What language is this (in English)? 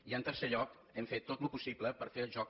Catalan